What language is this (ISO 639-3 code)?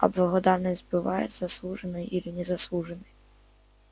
rus